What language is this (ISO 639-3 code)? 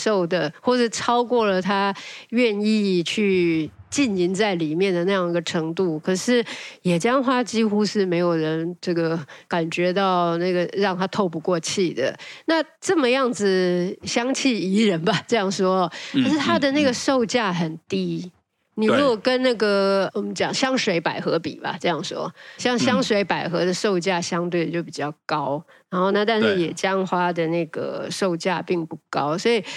zho